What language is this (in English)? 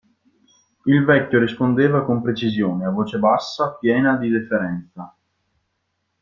Italian